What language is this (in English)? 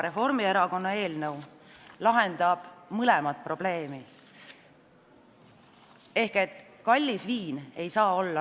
Estonian